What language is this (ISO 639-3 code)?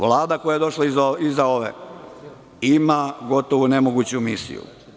srp